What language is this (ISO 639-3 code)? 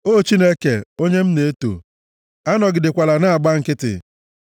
ibo